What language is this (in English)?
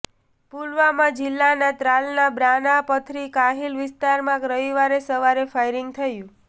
Gujarati